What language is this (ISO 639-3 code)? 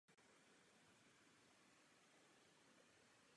ces